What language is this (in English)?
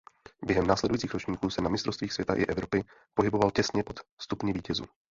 Czech